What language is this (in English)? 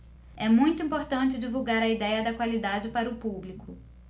Portuguese